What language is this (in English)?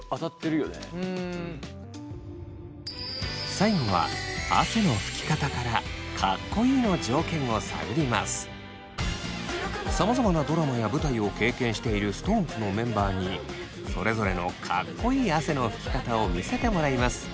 Japanese